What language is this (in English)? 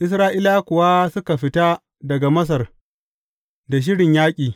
Hausa